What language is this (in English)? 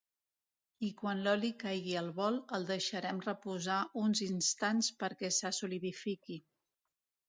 Catalan